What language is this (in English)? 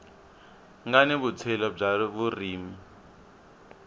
Tsonga